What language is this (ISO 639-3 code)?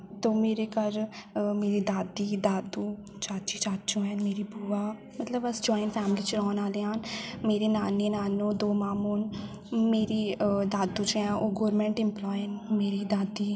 doi